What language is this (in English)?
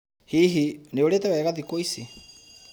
Kikuyu